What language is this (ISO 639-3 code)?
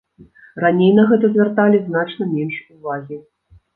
bel